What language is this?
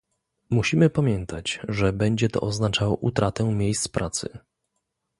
Polish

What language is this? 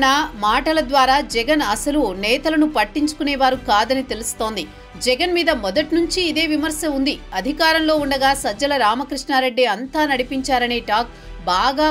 Telugu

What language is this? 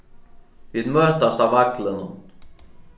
Faroese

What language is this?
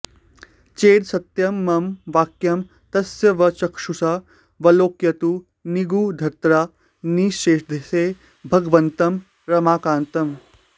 Sanskrit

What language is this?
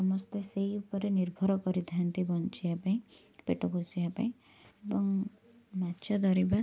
Odia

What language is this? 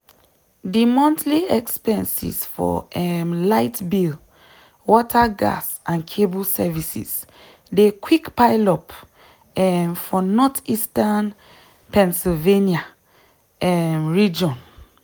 Nigerian Pidgin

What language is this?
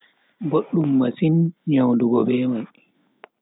Bagirmi Fulfulde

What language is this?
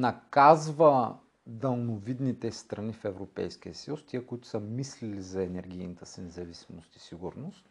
Bulgarian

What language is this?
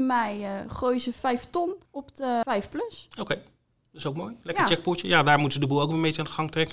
Dutch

